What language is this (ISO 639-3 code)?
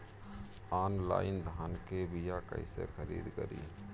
bho